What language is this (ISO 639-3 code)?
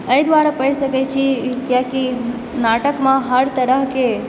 mai